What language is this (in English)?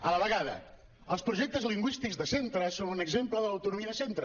Catalan